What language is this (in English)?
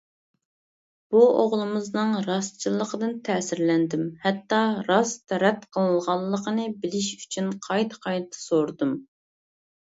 Uyghur